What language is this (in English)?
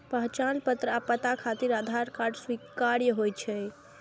Maithili